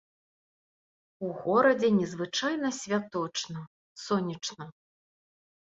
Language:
Belarusian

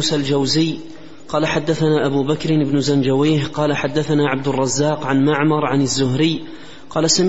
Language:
Arabic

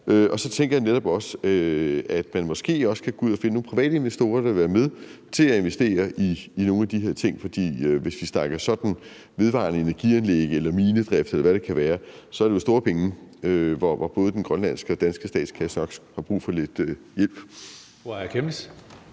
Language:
Danish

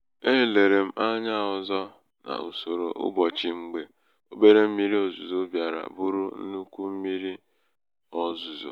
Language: Igbo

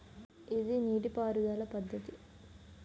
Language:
Telugu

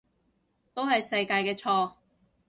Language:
Cantonese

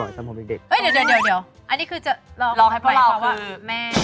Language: Thai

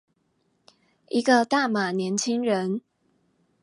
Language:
Chinese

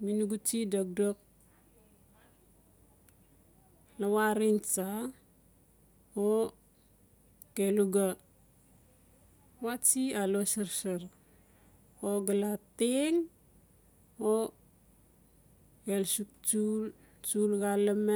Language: Notsi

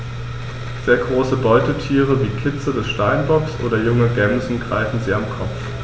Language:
German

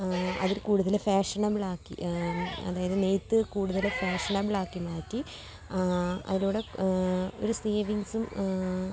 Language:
Malayalam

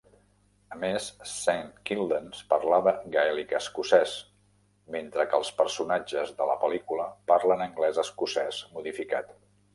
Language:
Catalan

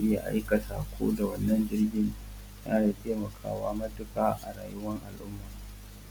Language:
Hausa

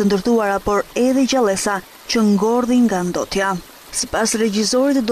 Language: Romanian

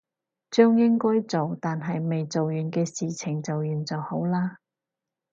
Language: Cantonese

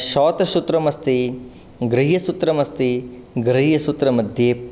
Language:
Sanskrit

